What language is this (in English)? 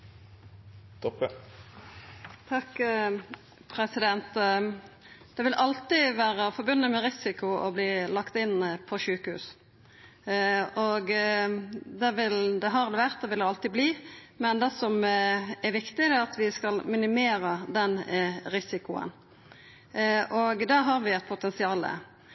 Norwegian